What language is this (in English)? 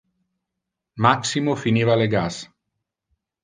Interlingua